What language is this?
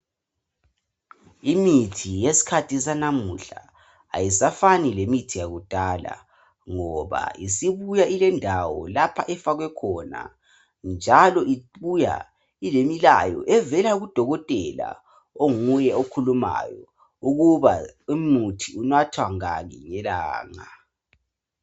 North Ndebele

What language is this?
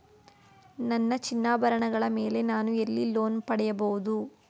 Kannada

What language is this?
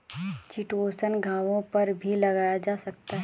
Hindi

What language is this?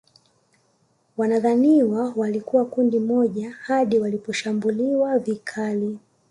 Swahili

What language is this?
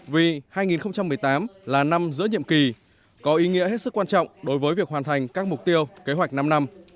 Vietnamese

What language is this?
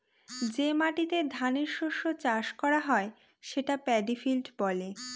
Bangla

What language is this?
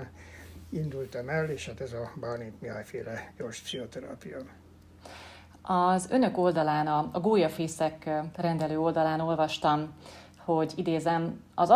Hungarian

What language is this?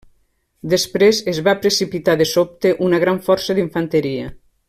Catalan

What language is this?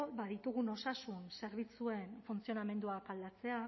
Basque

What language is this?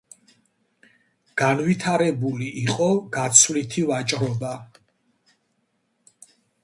Georgian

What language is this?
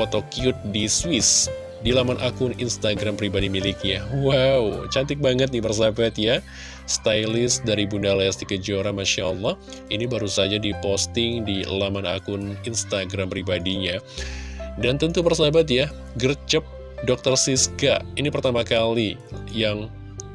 Indonesian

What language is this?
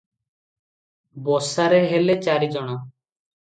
Odia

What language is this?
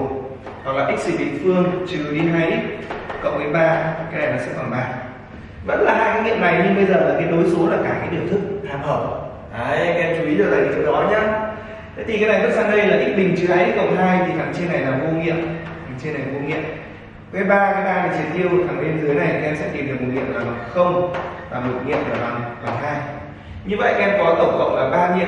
Vietnamese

